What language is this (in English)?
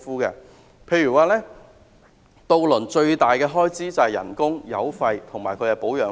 Cantonese